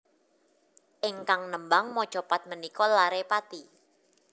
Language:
Javanese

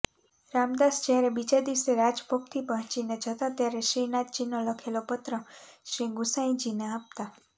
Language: Gujarati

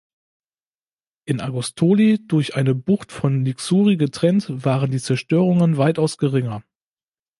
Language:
German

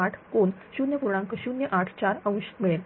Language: Marathi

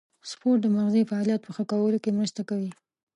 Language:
Pashto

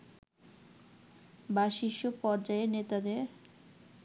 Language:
Bangla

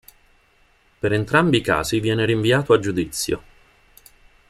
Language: Italian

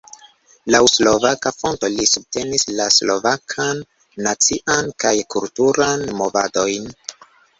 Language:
Esperanto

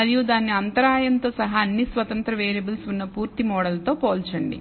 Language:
Telugu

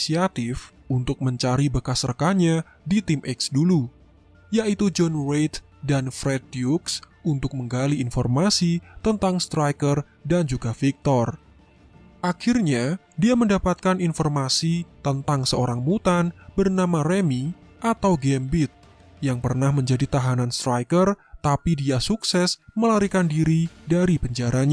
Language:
Indonesian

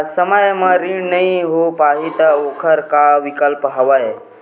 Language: Chhattisgarhi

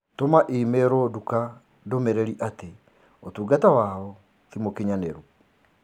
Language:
Kikuyu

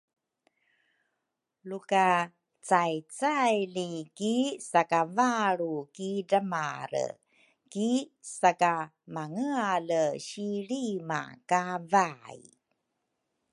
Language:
Rukai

